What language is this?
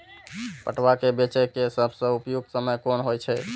Maithili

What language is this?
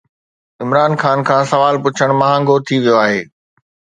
Sindhi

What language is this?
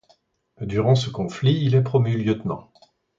French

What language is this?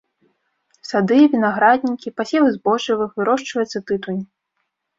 Belarusian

